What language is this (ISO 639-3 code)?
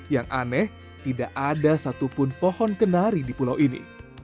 ind